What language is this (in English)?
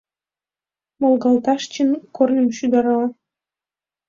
Mari